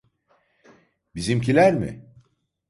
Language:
Turkish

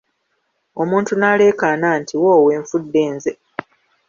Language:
Ganda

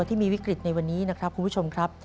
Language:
Thai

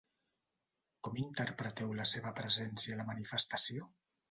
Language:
Catalan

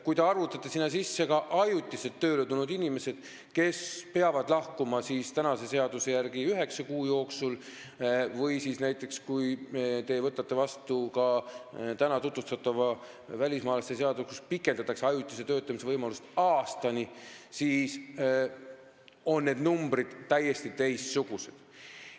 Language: Estonian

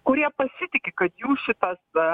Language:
Lithuanian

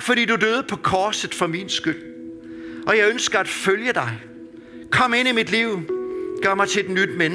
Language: Danish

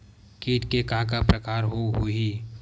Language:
Chhattisgarhi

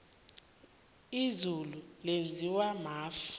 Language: South Ndebele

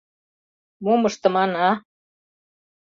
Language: Mari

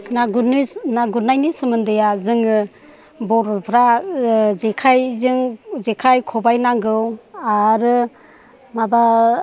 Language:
Bodo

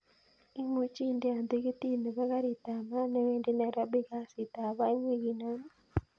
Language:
Kalenjin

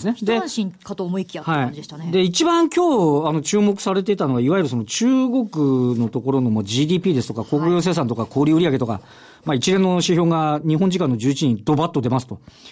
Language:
Japanese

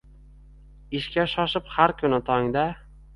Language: Uzbek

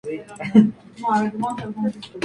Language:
Spanish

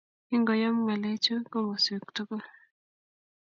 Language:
Kalenjin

